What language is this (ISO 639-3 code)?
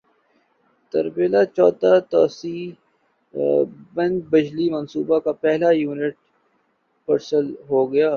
urd